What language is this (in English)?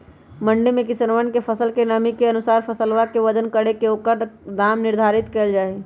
Magahi